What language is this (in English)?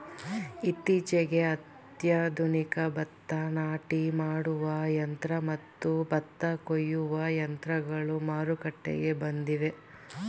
Kannada